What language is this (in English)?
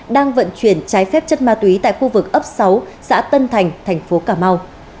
Vietnamese